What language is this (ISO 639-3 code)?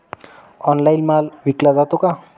mar